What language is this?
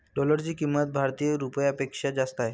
Marathi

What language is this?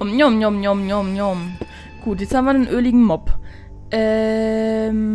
German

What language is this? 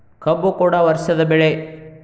Kannada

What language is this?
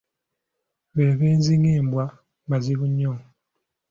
Ganda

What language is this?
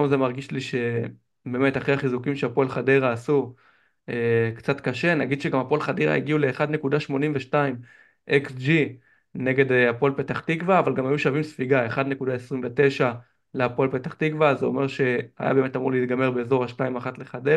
Hebrew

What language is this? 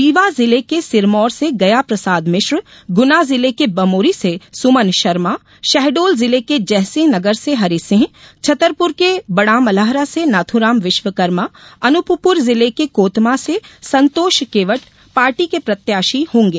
Hindi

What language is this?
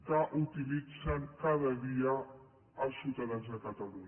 Catalan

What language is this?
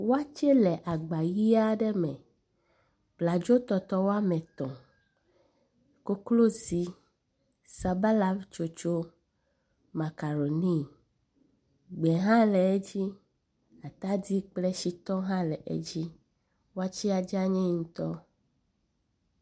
Ewe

